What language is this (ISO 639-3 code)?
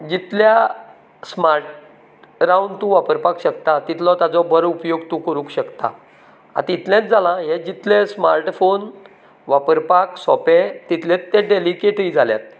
kok